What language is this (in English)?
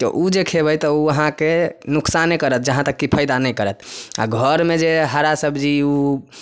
Maithili